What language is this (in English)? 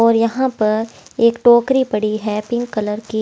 Hindi